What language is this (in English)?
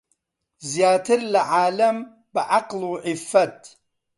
Central Kurdish